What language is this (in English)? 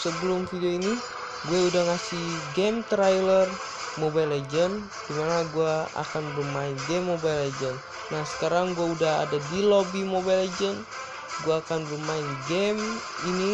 Indonesian